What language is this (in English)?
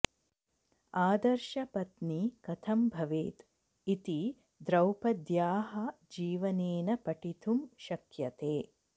Sanskrit